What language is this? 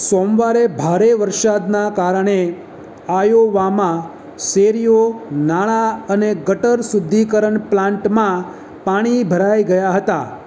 Gujarati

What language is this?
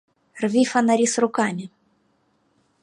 Russian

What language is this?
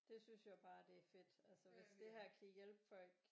Danish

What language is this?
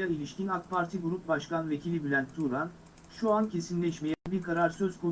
Turkish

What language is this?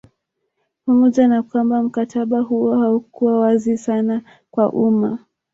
Swahili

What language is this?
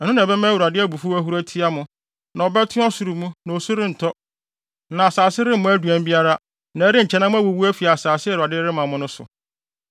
Akan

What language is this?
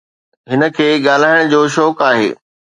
Sindhi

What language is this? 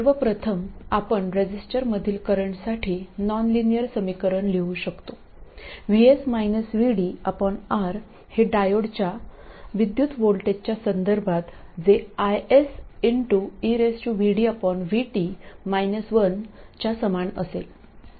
Marathi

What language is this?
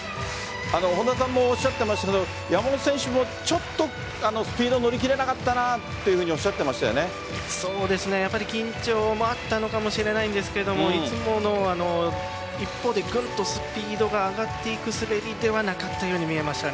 Japanese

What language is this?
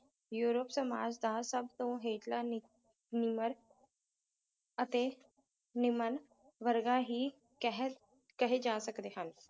Punjabi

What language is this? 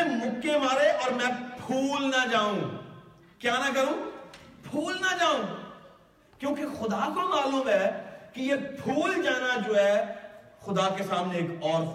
Urdu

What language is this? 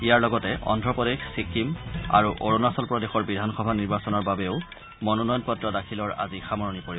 Assamese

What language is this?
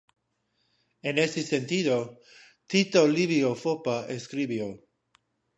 Spanish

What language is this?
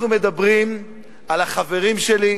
Hebrew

